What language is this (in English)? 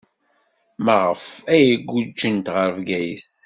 Kabyle